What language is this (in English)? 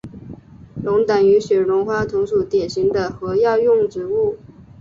Chinese